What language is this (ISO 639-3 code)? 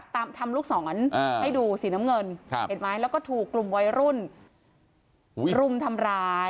tha